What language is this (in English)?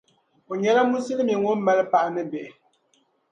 Dagbani